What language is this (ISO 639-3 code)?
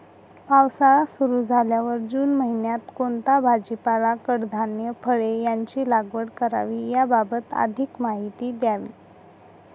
mar